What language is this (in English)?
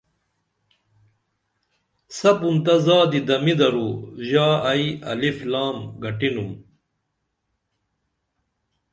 Dameli